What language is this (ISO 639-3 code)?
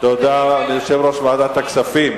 heb